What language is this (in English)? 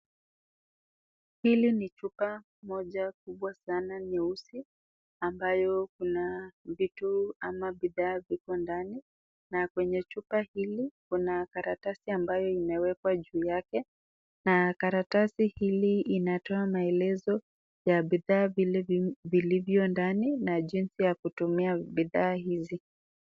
Swahili